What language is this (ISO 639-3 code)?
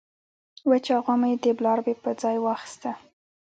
pus